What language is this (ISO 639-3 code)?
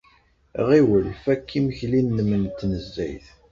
kab